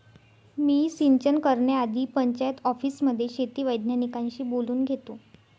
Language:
Marathi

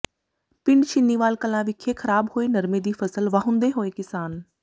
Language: Punjabi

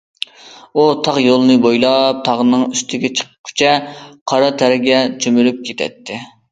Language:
Uyghur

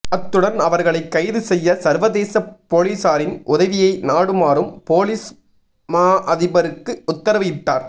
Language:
Tamil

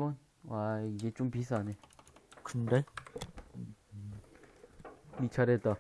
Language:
Korean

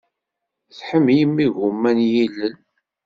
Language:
Kabyle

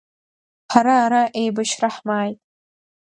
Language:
Abkhazian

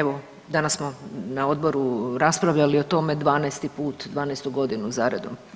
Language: Croatian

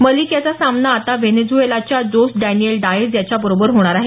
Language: Marathi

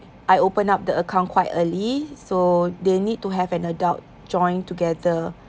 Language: English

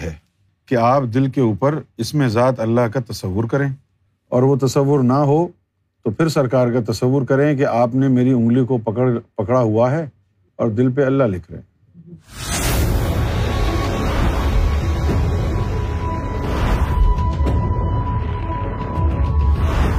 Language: Urdu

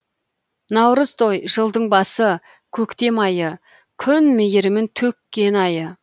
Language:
Kazakh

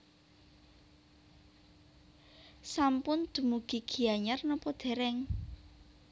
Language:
Javanese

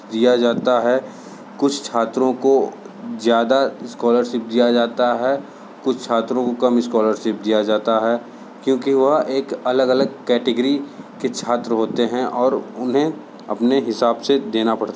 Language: Hindi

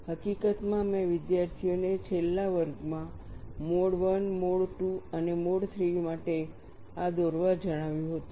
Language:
Gujarati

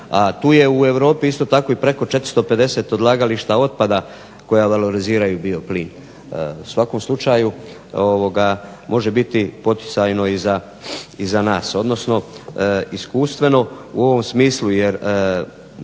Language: Croatian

